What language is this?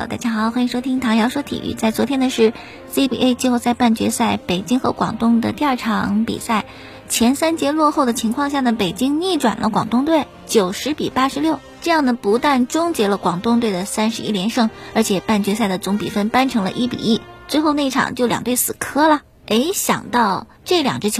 Chinese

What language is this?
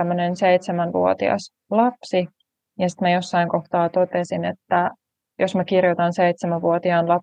Finnish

